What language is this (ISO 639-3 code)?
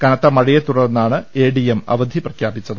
mal